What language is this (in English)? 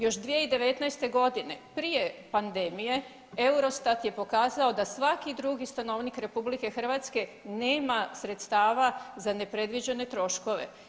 Croatian